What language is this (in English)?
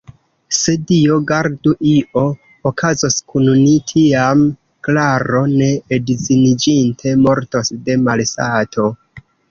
Esperanto